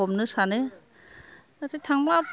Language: Bodo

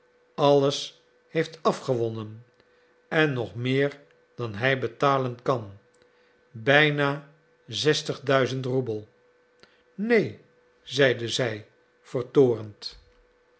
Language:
Dutch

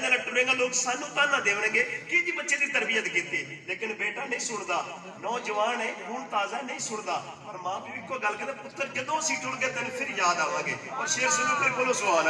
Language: Punjabi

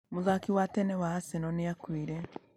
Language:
Kikuyu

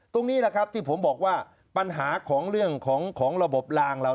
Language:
Thai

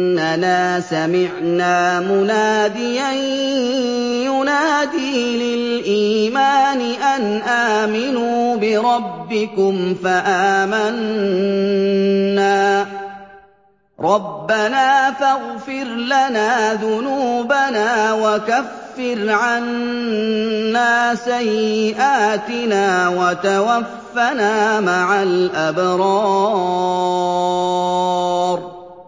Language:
Arabic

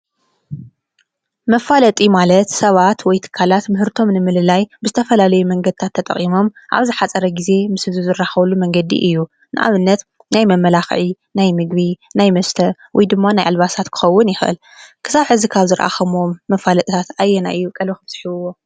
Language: Tigrinya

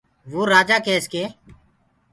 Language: Gurgula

